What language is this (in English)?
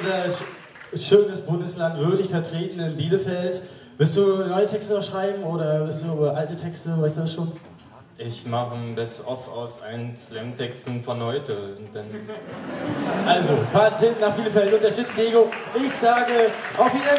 German